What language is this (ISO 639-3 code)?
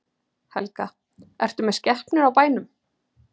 isl